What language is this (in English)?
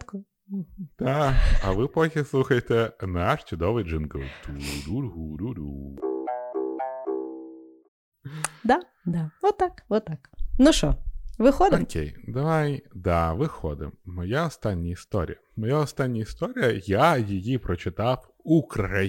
Ukrainian